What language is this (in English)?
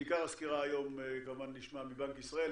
Hebrew